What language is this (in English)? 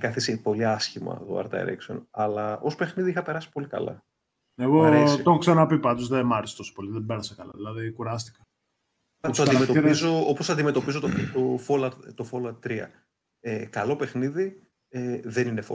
Greek